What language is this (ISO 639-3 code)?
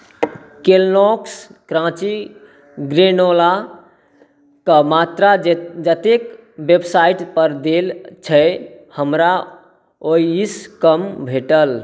mai